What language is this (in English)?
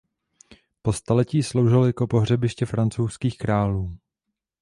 Czech